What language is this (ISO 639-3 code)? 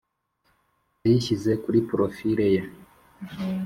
kin